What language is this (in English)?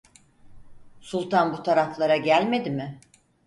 Turkish